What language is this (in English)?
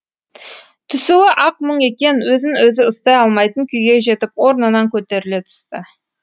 Kazakh